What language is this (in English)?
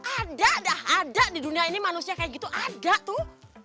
Indonesian